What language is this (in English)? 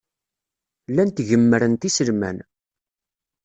Kabyle